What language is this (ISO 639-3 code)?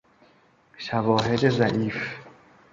fas